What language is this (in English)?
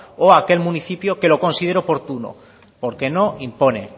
Spanish